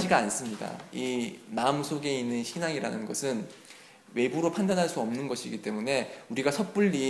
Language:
Korean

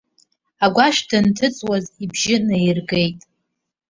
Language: Abkhazian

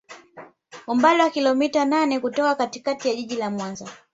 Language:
Swahili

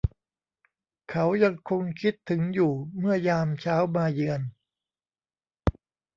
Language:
Thai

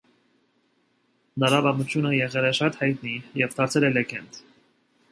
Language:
Armenian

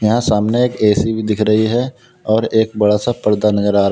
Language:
Hindi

